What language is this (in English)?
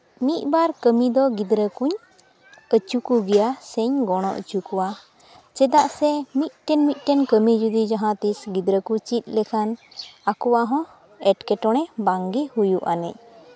Santali